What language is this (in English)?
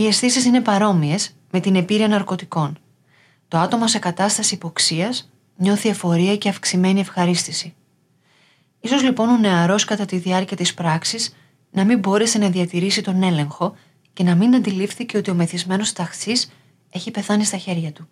Greek